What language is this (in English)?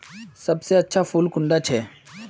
Magahi